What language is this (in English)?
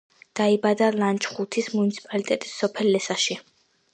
Georgian